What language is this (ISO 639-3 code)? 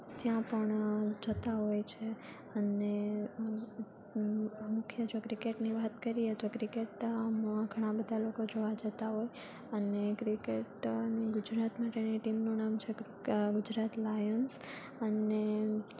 guj